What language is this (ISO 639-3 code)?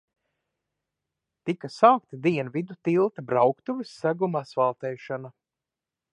lav